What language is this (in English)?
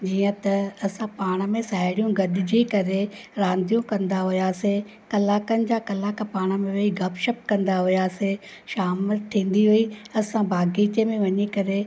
Sindhi